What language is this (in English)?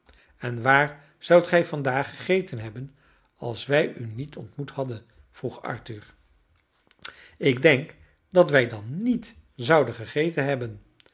Dutch